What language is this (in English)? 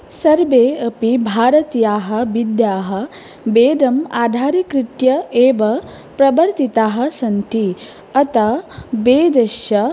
Sanskrit